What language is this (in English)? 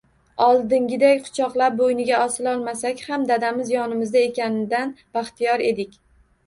Uzbek